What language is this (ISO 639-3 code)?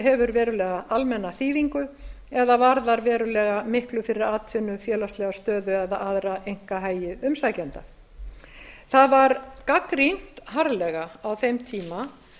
isl